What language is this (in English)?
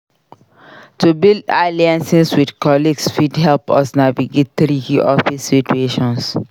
Nigerian Pidgin